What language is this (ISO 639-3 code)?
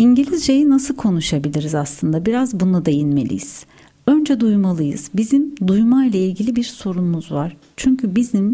tur